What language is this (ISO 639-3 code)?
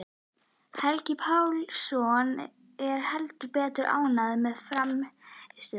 isl